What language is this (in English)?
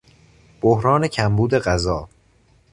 Persian